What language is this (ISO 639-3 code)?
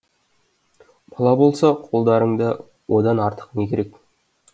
kaz